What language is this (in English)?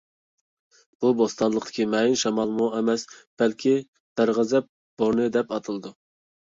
Uyghur